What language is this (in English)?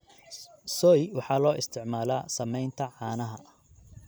Somali